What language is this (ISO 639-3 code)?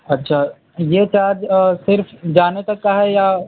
urd